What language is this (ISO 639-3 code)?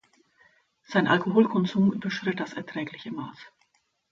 deu